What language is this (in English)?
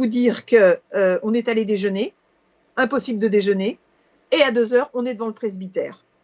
French